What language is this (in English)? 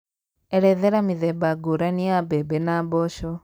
Kikuyu